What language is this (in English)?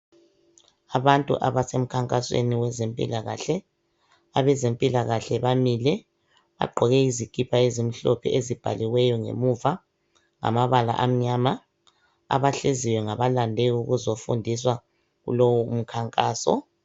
North Ndebele